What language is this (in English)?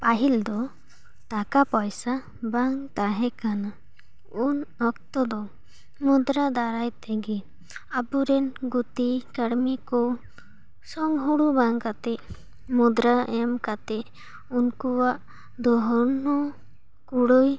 Santali